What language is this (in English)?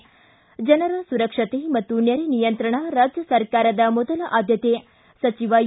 Kannada